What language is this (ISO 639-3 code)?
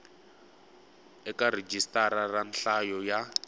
tso